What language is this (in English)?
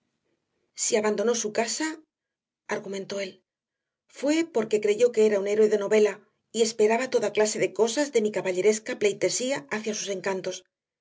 Spanish